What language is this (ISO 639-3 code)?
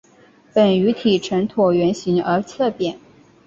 zho